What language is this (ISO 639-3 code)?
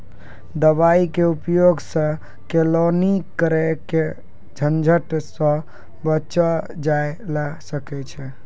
mai